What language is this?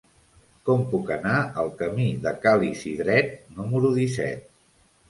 Catalan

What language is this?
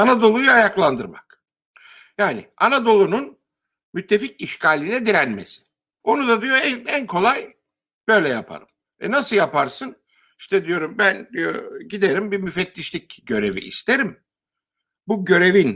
Turkish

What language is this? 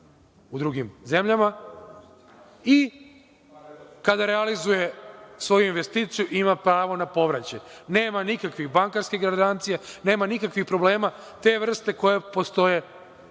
Serbian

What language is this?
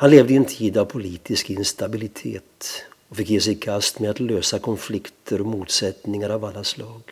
Swedish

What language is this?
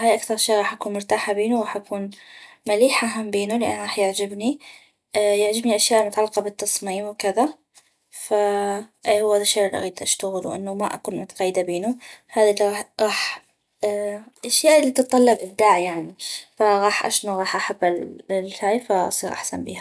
North Mesopotamian Arabic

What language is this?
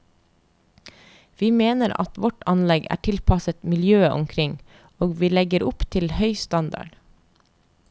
Norwegian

